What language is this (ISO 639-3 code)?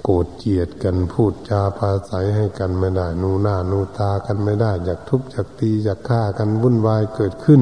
tha